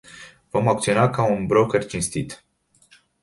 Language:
Romanian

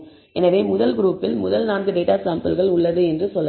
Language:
Tamil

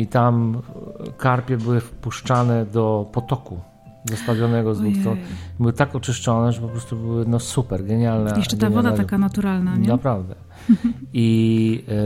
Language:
Polish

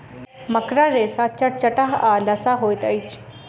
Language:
Maithili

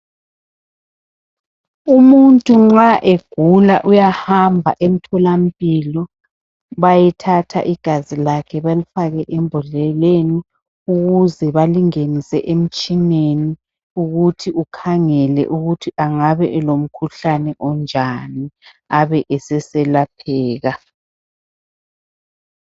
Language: North Ndebele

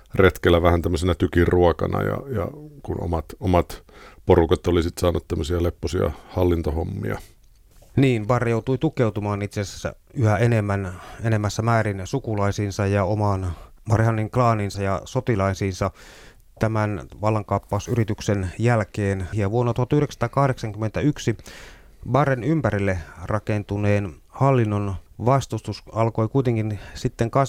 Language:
Finnish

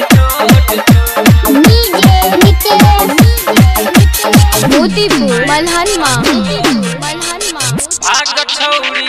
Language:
Vietnamese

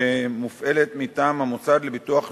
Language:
Hebrew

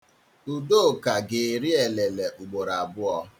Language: Igbo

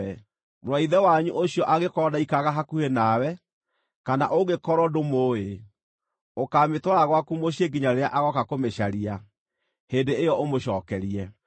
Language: Kikuyu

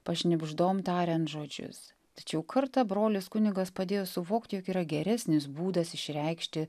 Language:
Lithuanian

